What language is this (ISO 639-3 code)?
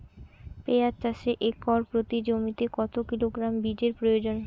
ben